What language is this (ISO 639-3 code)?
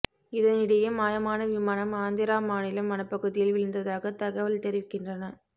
tam